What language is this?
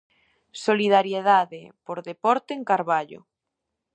Galician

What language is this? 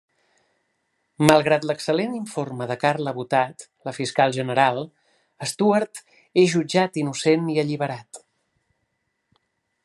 Catalan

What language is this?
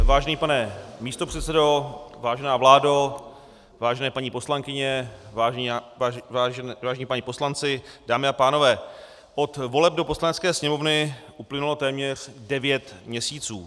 Czech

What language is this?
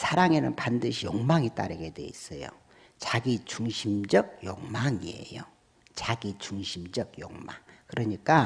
Korean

